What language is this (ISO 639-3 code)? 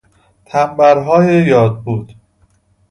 fas